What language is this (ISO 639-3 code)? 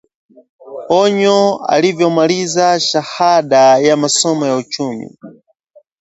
swa